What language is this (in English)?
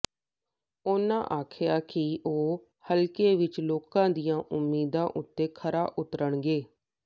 Punjabi